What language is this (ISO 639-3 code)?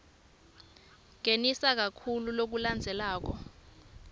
ssw